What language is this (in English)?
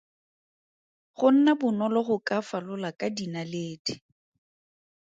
Tswana